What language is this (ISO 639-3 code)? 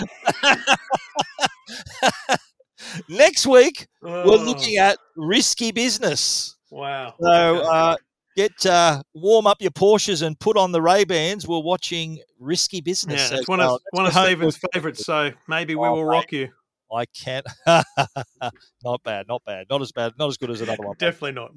eng